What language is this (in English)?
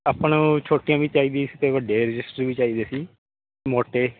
Punjabi